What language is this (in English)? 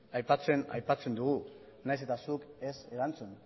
Basque